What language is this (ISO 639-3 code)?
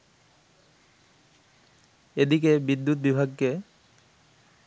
ben